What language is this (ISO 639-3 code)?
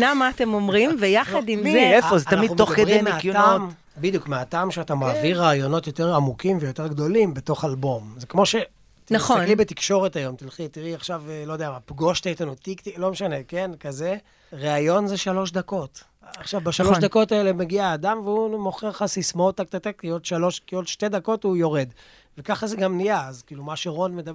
heb